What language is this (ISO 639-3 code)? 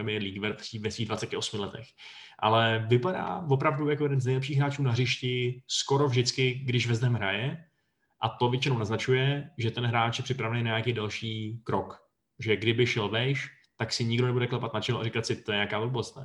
ces